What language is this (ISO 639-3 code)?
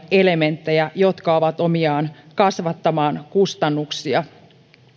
fin